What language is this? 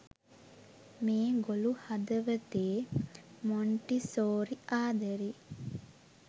Sinhala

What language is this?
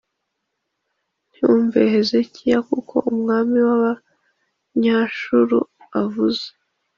Kinyarwanda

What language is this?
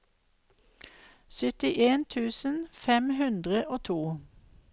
Norwegian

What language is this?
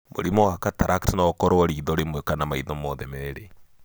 Kikuyu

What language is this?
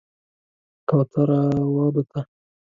Pashto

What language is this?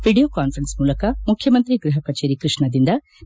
Kannada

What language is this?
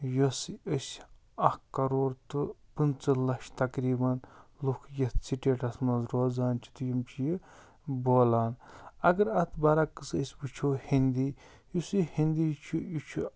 Kashmiri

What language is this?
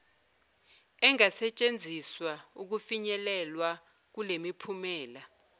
Zulu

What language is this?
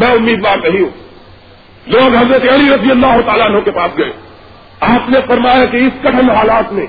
Urdu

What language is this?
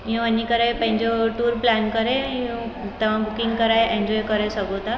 Sindhi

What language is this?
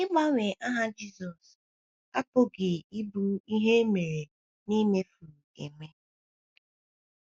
Igbo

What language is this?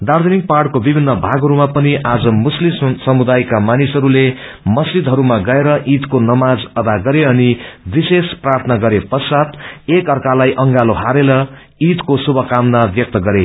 Nepali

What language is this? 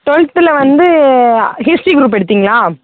Tamil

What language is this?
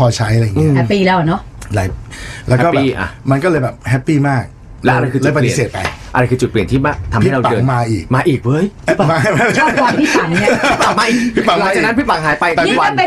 Thai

